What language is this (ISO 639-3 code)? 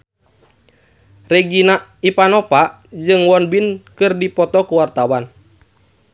sun